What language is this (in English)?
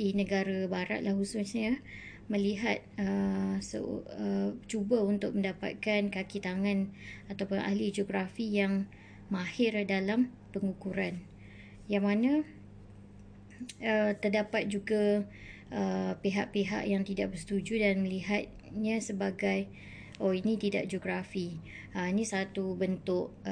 Malay